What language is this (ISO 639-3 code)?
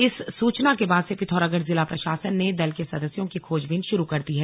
hin